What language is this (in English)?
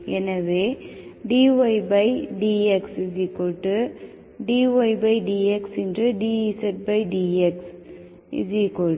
Tamil